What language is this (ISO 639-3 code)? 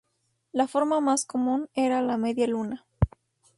spa